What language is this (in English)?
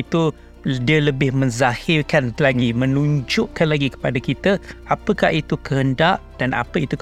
Malay